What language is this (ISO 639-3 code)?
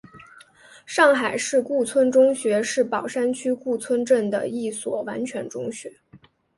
zho